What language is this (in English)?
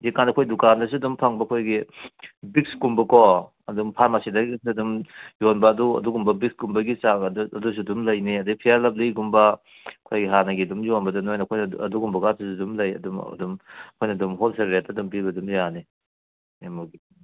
Manipuri